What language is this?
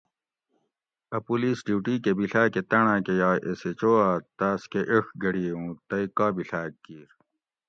Gawri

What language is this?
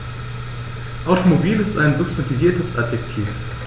German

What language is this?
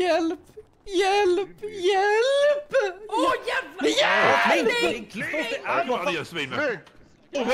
Swedish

